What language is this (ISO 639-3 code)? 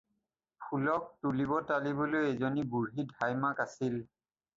asm